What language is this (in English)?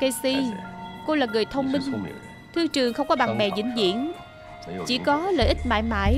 Vietnamese